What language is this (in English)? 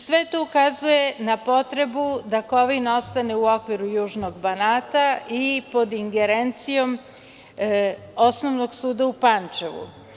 Serbian